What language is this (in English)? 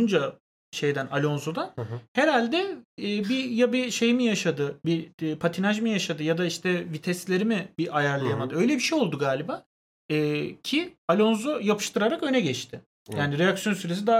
Turkish